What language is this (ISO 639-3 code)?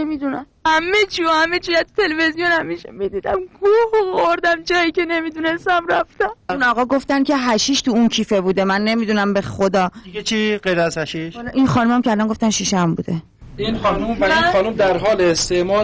fas